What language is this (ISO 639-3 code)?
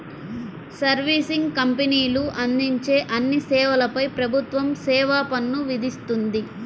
tel